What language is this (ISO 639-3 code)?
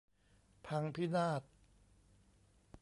tha